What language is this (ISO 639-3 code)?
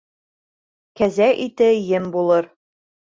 bak